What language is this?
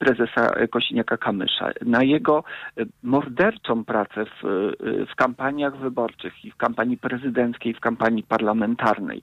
Polish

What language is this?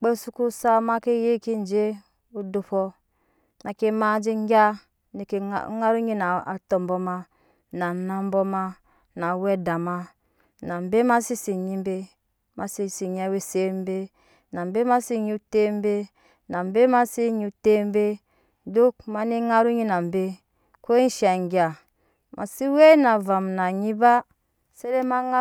Nyankpa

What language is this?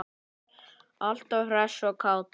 Icelandic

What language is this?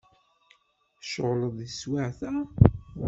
Kabyle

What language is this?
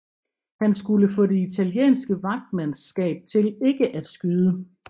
Danish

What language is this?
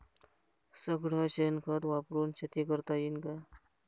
Marathi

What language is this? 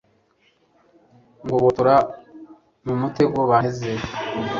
Kinyarwanda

